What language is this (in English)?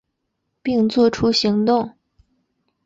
Chinese